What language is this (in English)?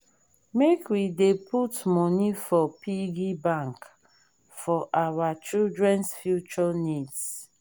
Nigerian Pidgin